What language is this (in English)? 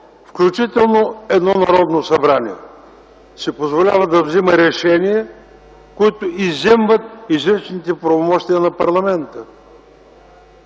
Bulgarian